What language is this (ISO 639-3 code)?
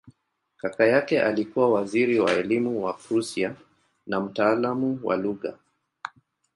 swa